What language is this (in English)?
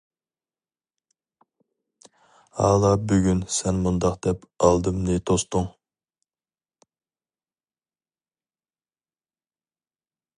Uyghur